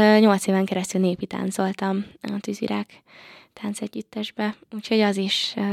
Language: Hungarian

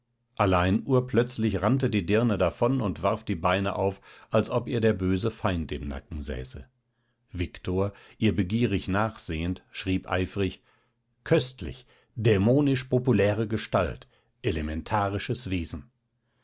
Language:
German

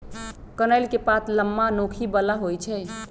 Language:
Magahi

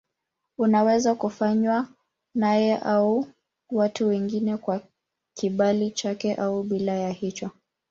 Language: Swahili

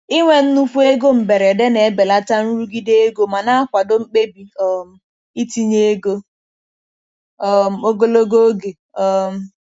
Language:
Igbo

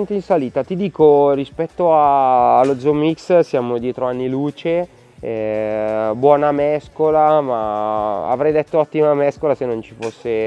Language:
Italian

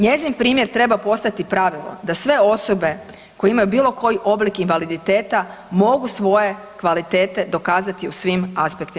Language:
Croatian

